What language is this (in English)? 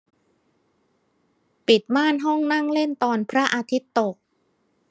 Thai